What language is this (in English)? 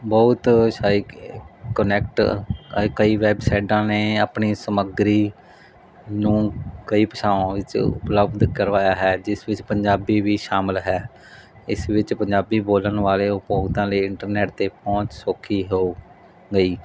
Punjabi